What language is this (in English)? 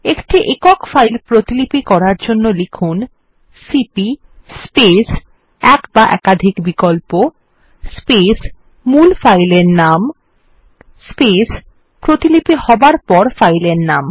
Bangla